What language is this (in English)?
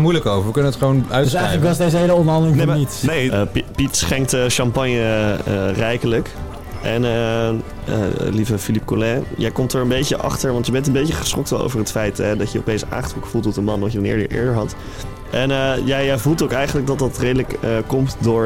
Dutch